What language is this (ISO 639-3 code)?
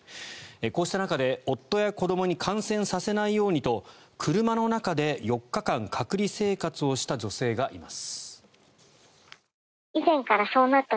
jpn